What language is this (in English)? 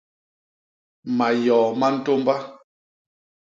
Basaa